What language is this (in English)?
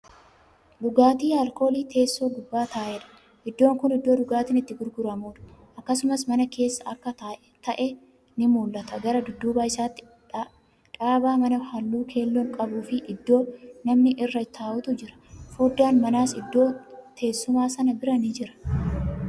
Oromo